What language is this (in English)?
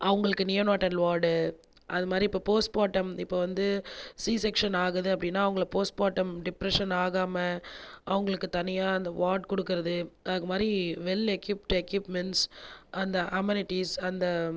Tamil